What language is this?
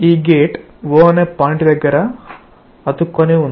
Telugu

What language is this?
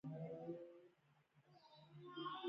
Pashto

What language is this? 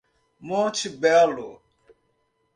Portuguese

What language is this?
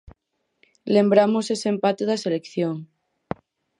Galician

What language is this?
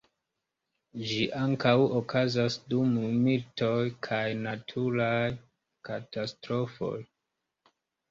Esperanto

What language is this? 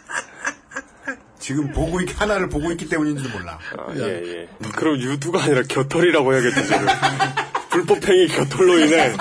Korean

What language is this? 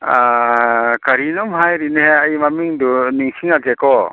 Manipuri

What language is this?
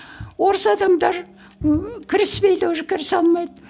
Kazakh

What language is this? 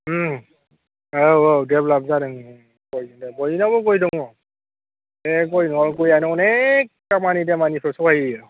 Bodo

